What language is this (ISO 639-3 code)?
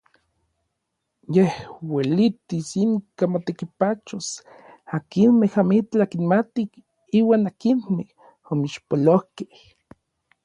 nlv